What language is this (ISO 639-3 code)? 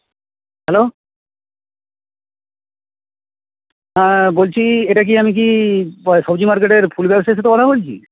ben